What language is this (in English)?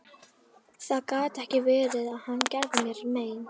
Icelandic